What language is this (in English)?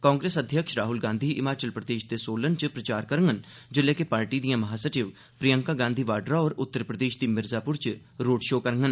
Dogri